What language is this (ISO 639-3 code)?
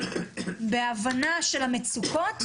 heb